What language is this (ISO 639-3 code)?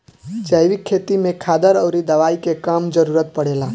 bho